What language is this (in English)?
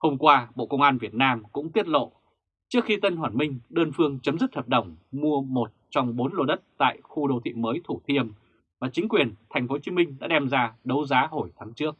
Vietnamese